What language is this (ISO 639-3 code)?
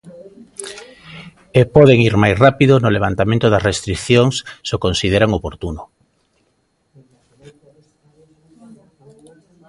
glg